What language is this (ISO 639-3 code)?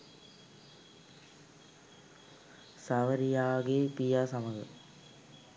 sin